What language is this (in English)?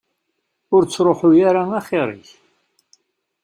Kabyle